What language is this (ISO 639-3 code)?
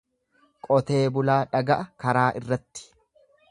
orm